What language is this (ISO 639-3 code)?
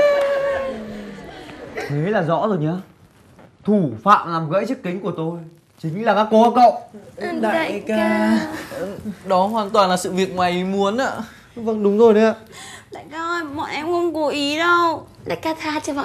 vie